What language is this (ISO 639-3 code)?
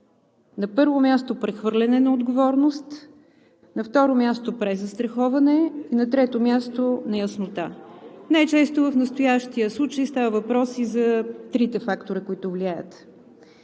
bul